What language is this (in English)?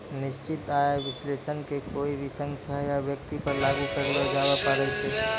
Maithili